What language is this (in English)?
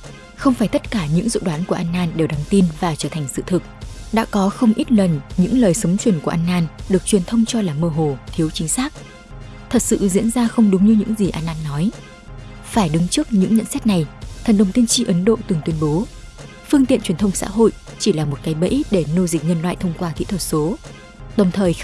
Vietnamese